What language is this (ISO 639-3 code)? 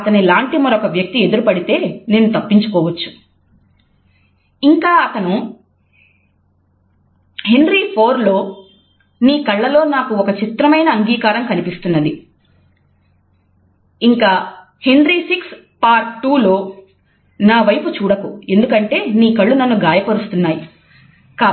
tel